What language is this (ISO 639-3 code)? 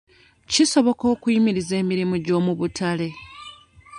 lug